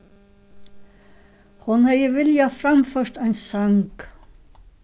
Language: Faroese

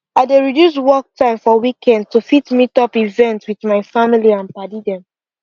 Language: Nigerian Pidgin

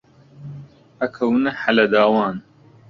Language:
Central Kurdish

